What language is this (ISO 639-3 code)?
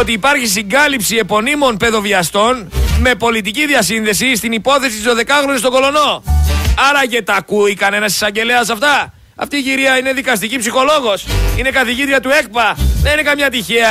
ell